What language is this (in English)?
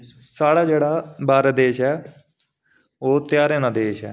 Dogri